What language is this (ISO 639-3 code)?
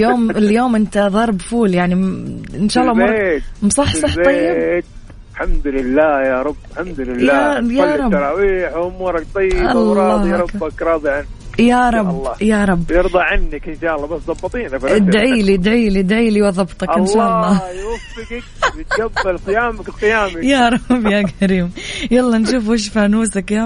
ara